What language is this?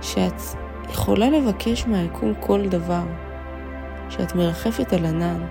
Hebrew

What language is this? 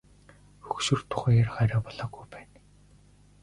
Mongolian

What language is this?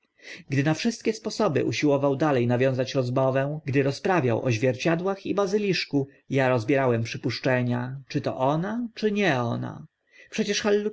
Polish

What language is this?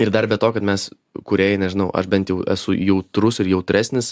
Lithuanian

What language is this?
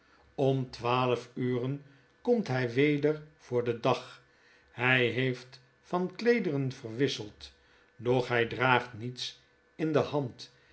Dutch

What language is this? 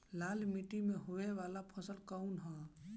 Bhojpuri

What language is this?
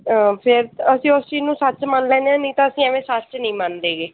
Punjabi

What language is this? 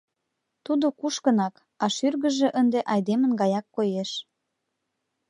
Mari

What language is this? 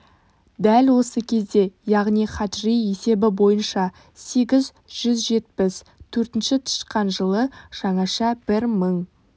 Kazakh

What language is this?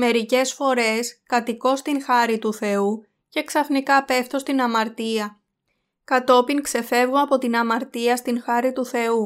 Greek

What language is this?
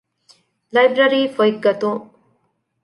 Divehi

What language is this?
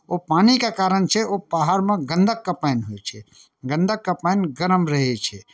Maithili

